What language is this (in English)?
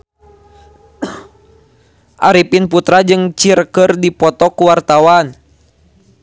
Sundanese